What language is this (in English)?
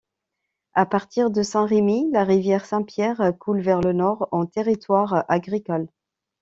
French